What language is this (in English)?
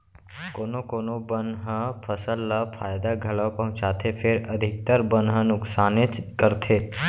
Chhattisgarhi